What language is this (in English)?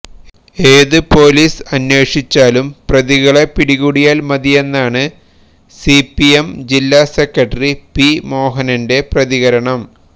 Malayalam